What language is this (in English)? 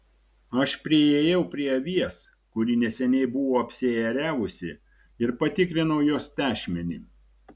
Lithuanian